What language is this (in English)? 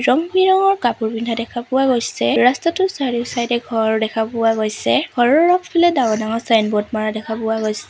Assamese